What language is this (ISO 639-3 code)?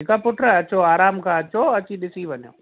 snd